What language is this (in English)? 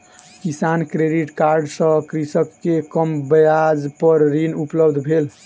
Maithili